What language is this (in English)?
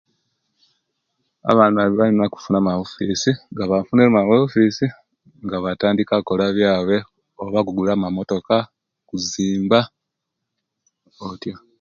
Kenyi